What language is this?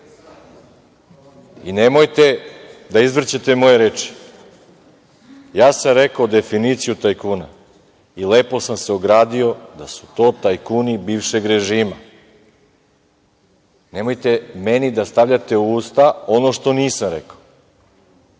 Serbian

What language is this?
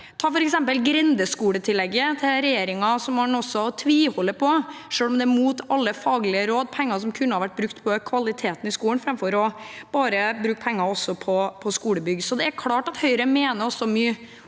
Norwegian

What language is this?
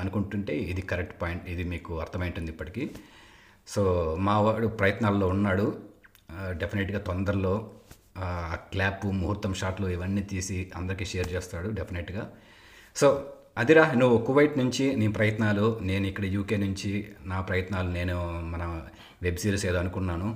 Telugu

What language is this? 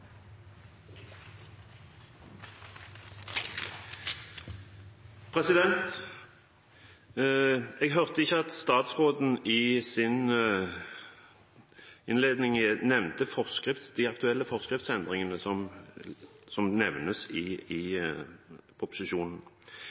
Norwegian Bokmål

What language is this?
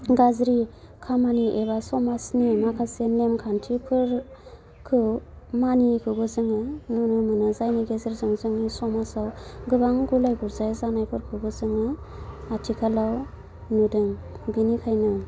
Bodo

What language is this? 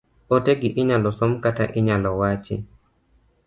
Luo (Kenya and Tanzania)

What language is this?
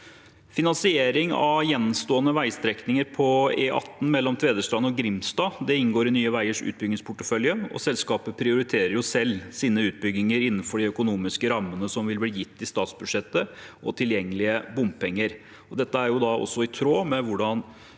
Norwegian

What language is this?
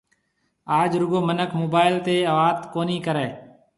Marwari (Pakistan)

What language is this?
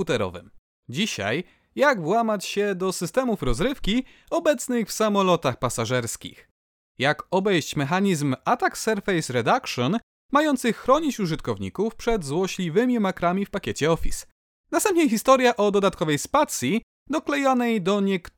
Polish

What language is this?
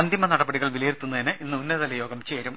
Malayalam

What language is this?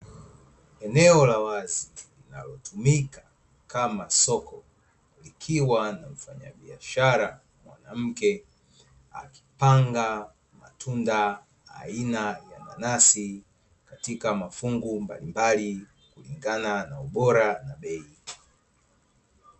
Swahili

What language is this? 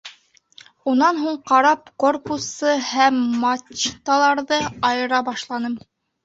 Bashkir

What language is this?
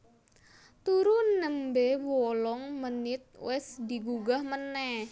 Javanese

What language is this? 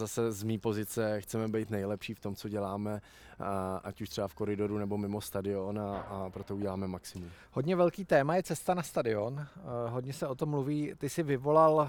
Czech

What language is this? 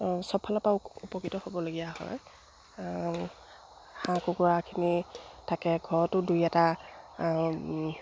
Assamese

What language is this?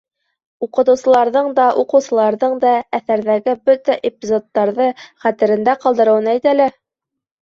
Bashkir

